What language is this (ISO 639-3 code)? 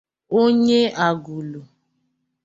ibo